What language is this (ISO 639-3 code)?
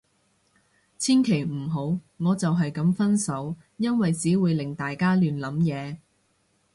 yue